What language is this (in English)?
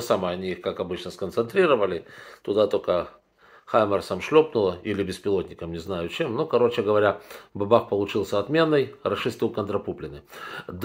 Russian